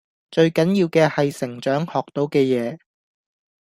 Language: Cantonese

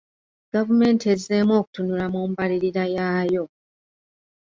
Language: Ganda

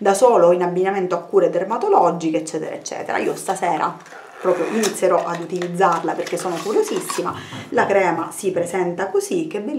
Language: Italian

